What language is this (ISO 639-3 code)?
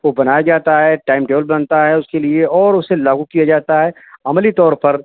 urd